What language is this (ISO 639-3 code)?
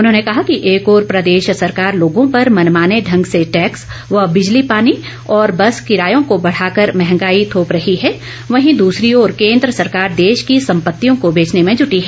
hin